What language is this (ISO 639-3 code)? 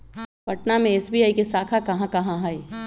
mag